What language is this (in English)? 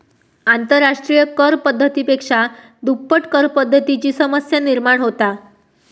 Marathi